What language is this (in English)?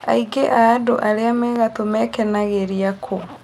Kikuyu